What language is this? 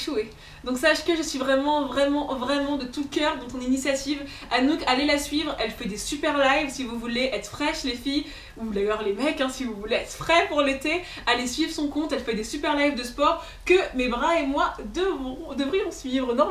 French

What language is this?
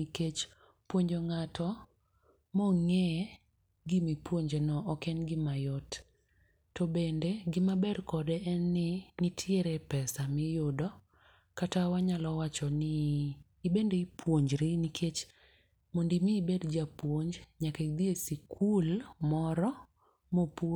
Luo (Kenya and Tanzania)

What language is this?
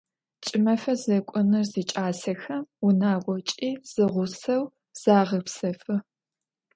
Adyghe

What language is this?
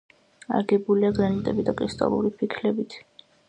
Georgian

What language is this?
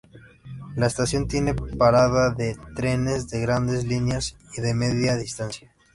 Spanish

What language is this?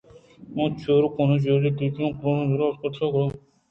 Eastern Balochi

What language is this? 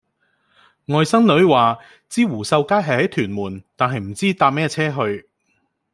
Cantonese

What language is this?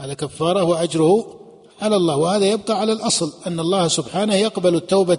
Arabic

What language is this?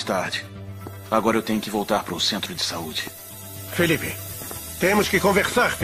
Portuguese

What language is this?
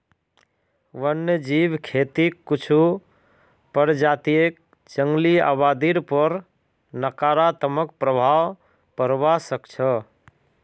Magahi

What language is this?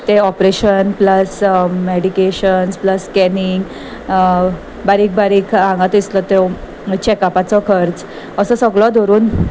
Konkani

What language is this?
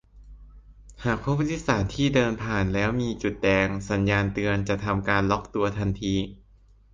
Thai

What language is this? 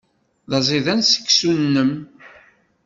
Kabyle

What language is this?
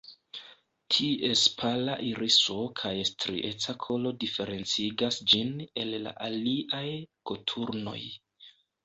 Esperanto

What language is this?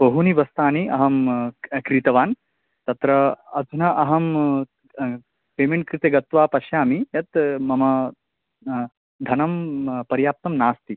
Sanskrit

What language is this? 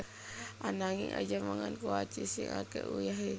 Javanese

